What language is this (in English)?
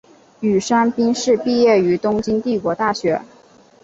Chinese